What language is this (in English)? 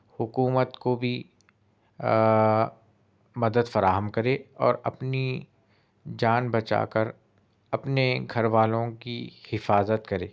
Urdu